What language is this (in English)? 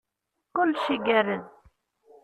Kabyle